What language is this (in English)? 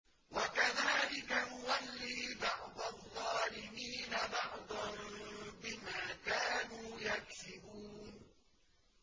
Arabic